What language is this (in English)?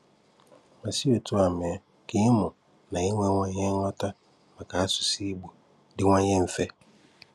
Igbo